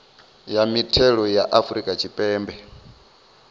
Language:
Venda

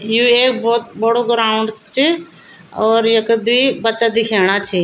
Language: Garhwali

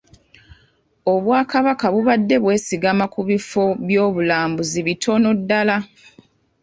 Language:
Ganda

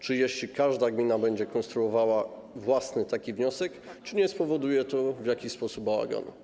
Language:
Polish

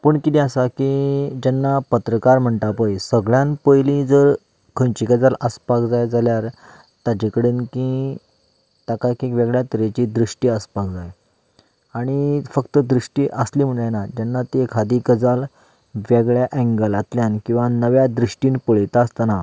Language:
Konkani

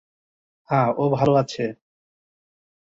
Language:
Bangla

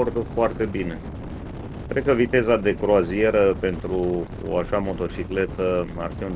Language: Romanian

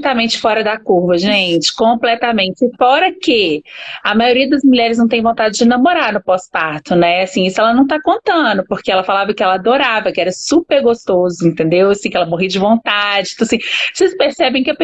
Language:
Portuguese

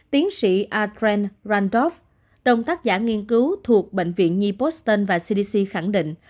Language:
Vietnamese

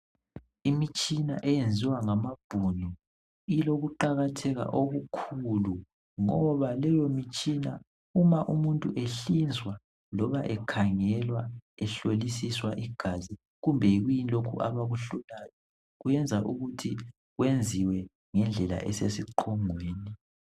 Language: North Ndebele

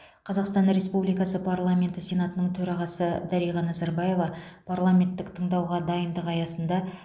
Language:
Kazakh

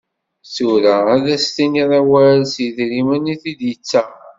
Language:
Kabyle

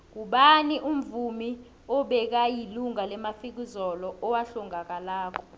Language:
South Ndebele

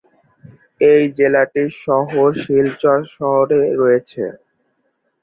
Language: Bangla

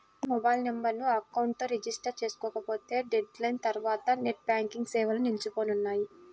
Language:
Telugu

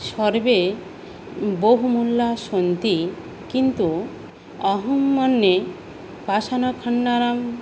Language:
Sanskrit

